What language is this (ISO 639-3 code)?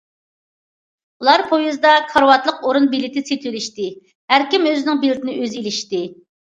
uig